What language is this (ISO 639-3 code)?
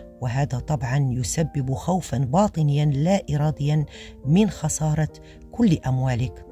ara